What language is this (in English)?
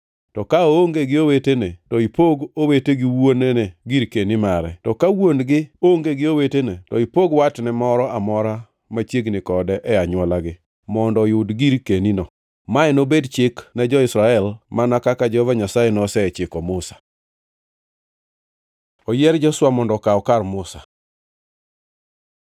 Luo (Kenya and Tanzania)